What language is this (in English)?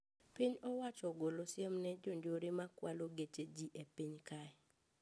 Luo (Kenya and Tanzania)